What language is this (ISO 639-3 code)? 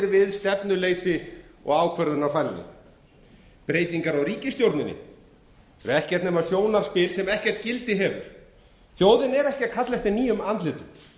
isl